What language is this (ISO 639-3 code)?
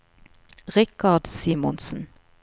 nor